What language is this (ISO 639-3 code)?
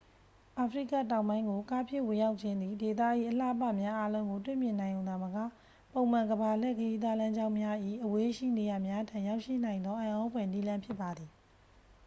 mya